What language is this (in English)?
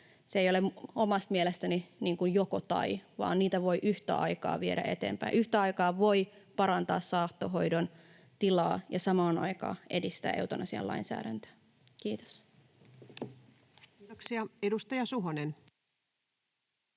Finnish